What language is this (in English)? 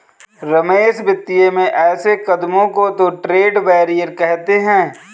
Hindi